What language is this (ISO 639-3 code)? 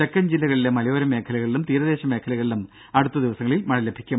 mal